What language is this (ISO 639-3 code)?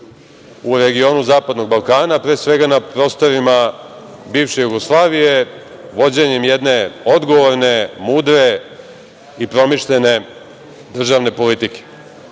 srp